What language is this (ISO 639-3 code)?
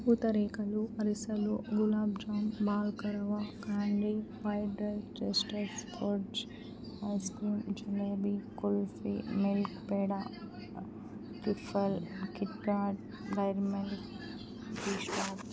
tel